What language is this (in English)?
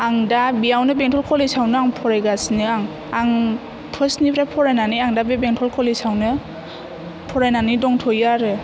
Bodo